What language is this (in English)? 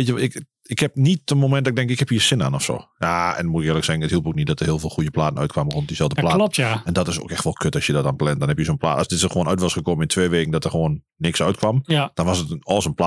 Dutch